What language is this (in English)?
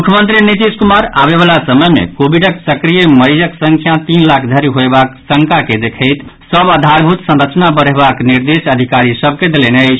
Maithili